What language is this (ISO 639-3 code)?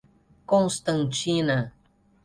por